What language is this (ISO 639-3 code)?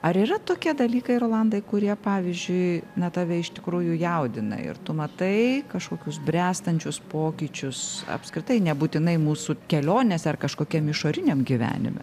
lit